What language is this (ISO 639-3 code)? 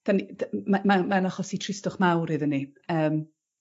cym